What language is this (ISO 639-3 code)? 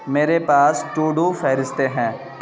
urd